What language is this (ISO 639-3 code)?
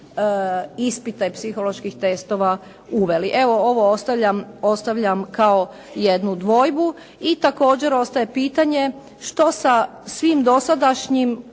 hrv